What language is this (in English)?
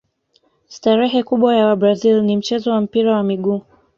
Swahili